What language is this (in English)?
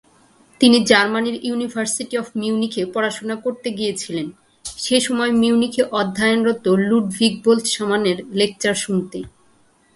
Bangla